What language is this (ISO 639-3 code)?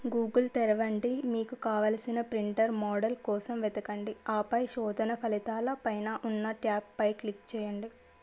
tel